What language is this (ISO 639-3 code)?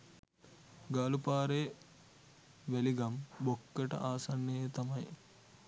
sin